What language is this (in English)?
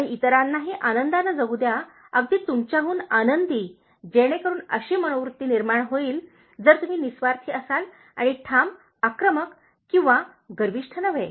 Marathi